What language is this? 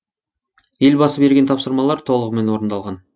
Kazakh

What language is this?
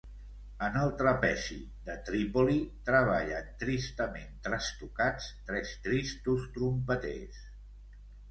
Catalan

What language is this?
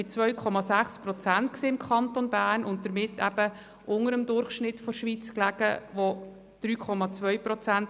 Swiss German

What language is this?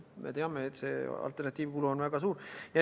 Estonian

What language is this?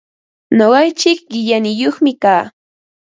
Ambo-Pasco Quechua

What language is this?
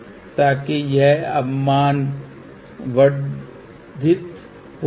Hindi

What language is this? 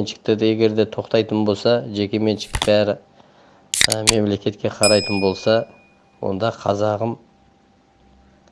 Turkish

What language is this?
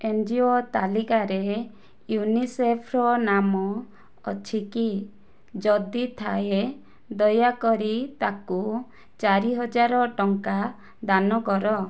Odia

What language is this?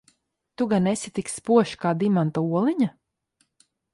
Latvian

